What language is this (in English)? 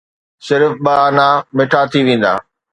Sindhi